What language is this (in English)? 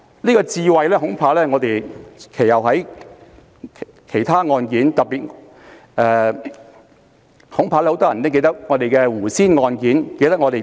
Cantonese